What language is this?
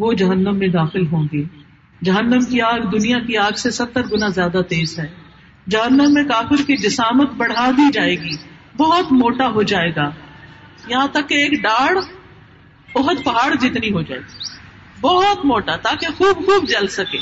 Urdu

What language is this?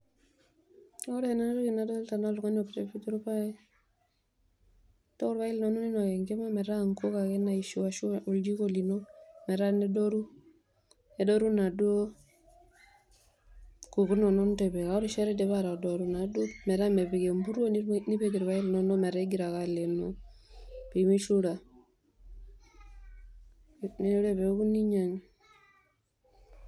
Masai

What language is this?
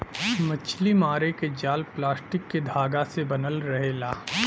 Bhojpuri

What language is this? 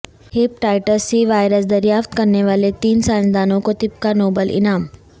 Urdu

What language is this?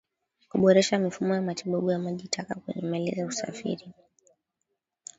Swahili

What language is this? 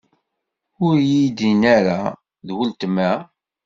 Kabyle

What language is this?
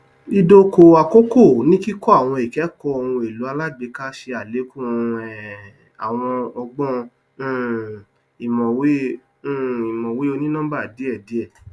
Yoruba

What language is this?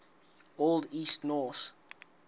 Southern Sotho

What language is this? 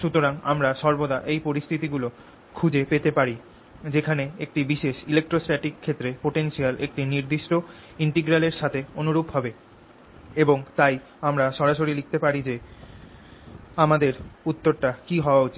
Bangla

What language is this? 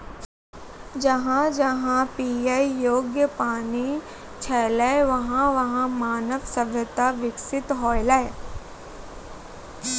Maithili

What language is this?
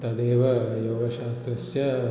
Sanskrit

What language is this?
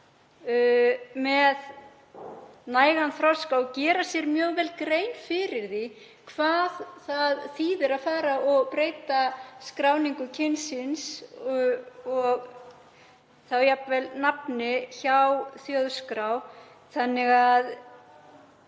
Icelandic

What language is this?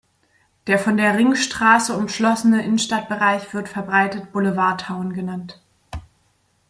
German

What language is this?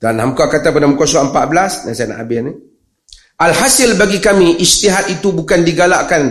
Malay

